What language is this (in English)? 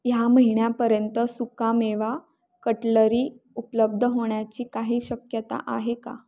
Marathi